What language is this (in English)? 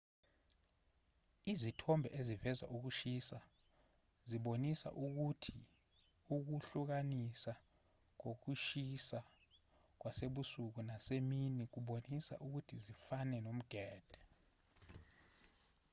Zulu